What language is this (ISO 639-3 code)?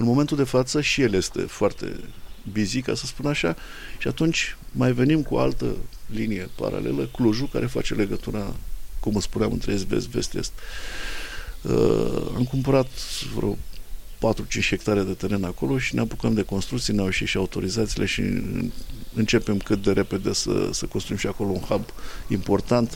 ron